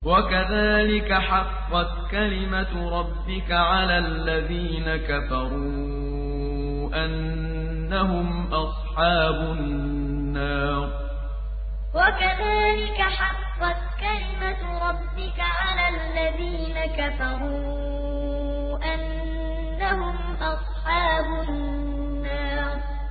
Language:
Arabic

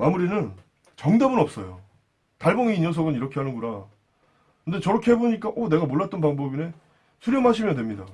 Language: Korean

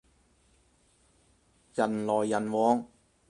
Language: Cantonese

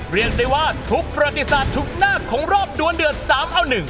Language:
Thai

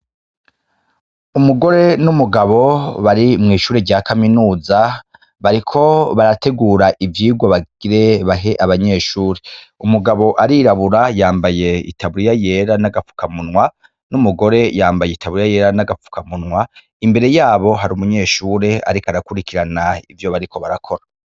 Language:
Rundi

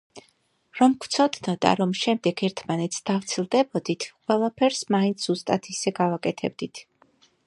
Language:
Georgian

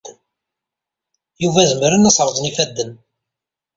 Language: Kabyle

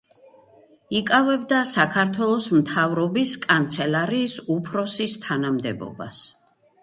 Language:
Georgian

